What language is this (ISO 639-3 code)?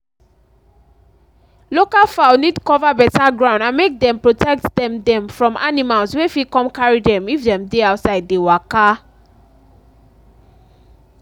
pcm